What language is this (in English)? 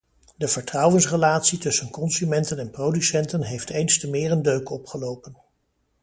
Dutch